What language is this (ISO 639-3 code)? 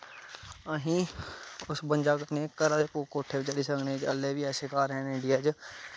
doi